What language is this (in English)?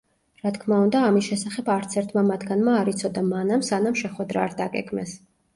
Georgian